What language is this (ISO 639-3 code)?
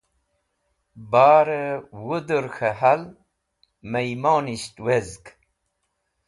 wbl